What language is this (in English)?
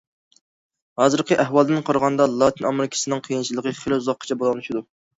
Uyghur